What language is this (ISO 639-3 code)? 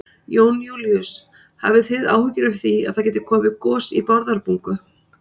isl